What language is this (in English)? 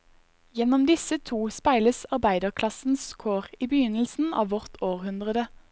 Norwegian